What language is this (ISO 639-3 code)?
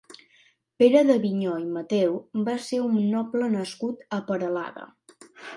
cat